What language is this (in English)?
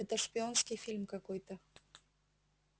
Russian